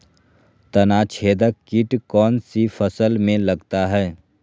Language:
Magahi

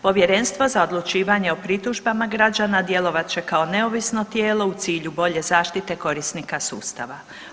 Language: Croatian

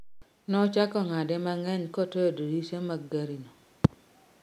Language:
Luo (Kenya and Tanzania)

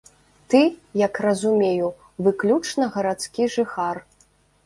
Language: Belarusian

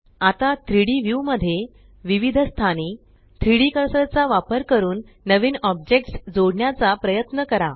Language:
Marathi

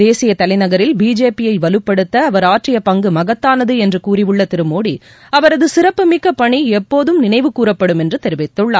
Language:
Tamil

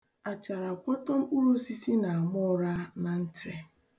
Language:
Igbo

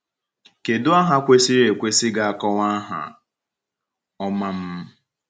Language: Igbo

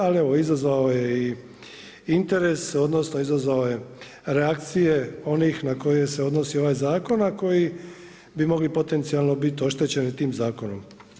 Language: Croatian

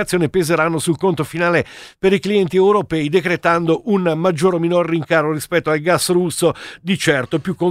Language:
Italian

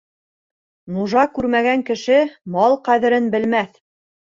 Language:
Bashkir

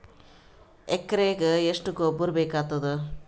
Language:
Kannada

